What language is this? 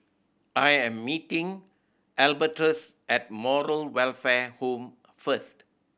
English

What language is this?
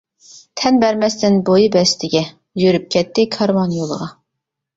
Uyghur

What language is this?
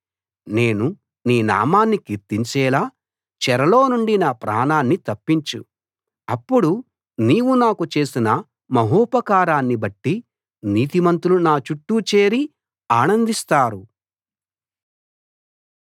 Telugu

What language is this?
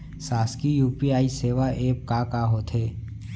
Chhattisgarhi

